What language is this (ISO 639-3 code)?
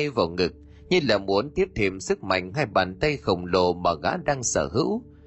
vie